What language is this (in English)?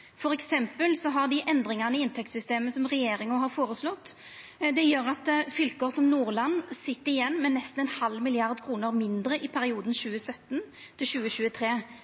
Norwegian Nynorsk